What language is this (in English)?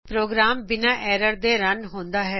Punjabi